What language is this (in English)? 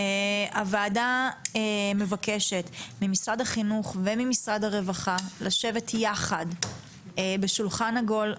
Hebrew